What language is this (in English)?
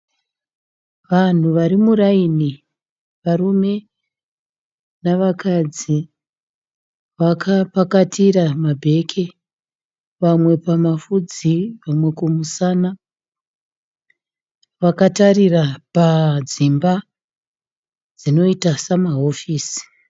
Shona